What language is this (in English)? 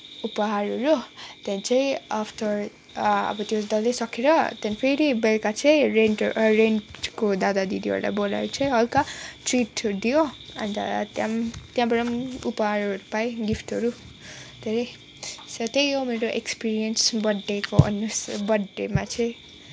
Nepali